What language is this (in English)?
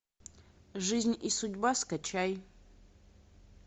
Russian